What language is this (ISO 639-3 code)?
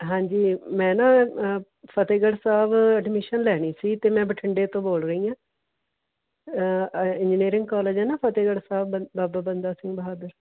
pan